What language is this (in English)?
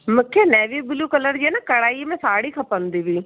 Sindhi